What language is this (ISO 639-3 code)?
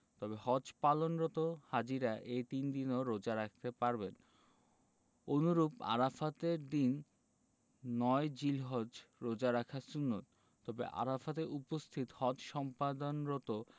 ben